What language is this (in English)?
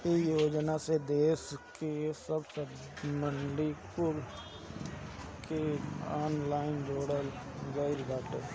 Bhojpuri